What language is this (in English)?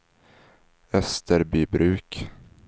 Swedish